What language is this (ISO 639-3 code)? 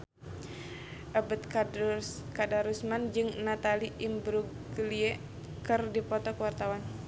sun